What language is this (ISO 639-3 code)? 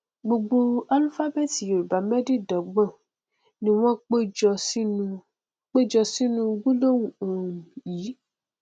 yor